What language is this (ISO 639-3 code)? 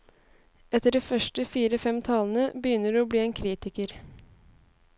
nor